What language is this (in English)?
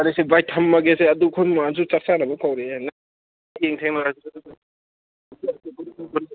Manipuri